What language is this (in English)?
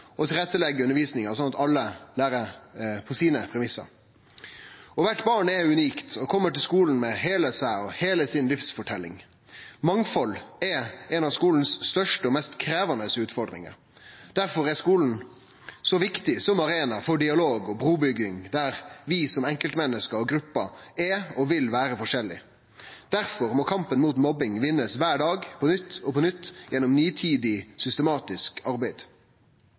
Norwegian Nynorsk